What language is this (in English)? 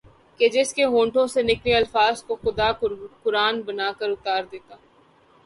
Urdu